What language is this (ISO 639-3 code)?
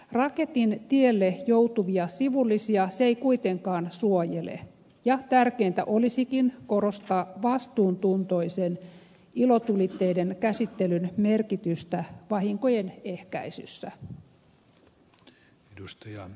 fin